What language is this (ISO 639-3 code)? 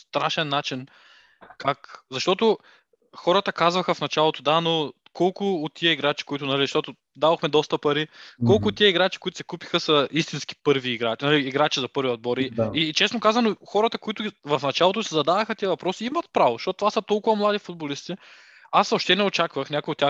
bul